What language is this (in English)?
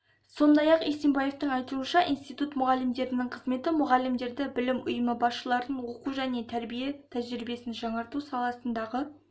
Kazakh